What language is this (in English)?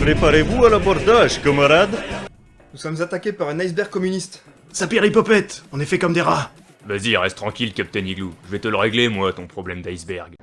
French